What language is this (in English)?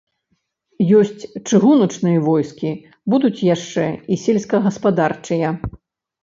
Belarusian